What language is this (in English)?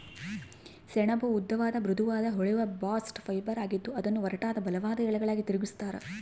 Kannada